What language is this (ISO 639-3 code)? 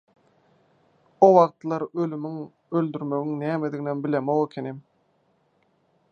tuk